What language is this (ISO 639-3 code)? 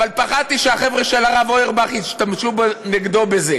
heb